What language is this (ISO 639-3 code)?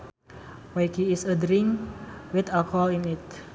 sun